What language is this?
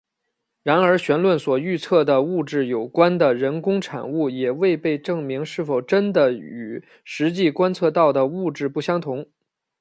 Chinese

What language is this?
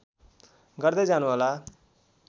Nepali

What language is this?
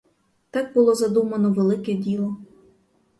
Ukrainian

